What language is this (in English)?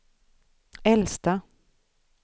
Swedish